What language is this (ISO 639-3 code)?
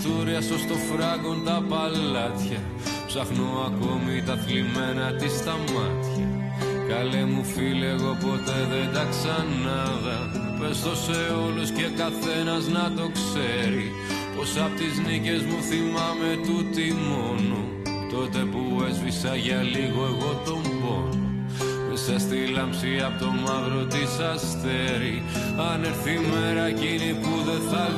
ell